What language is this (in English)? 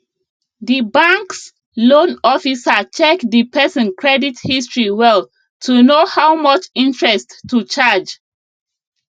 Nigerian Pidgin